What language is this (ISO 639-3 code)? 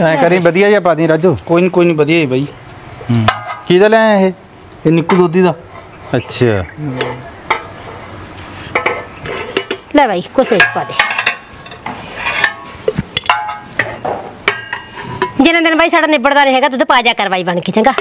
pan